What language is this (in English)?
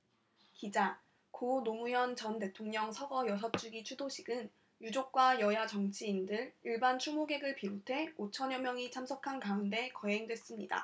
Korean